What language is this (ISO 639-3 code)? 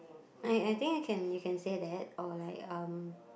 eng